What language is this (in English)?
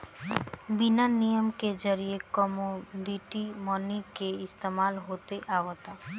Bhojpuri